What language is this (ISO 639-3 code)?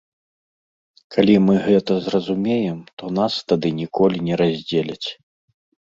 bel